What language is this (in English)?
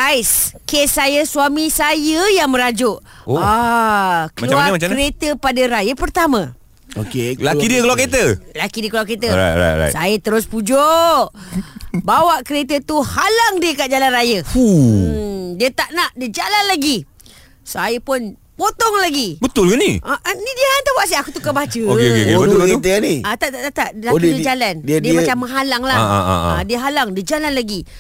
Malay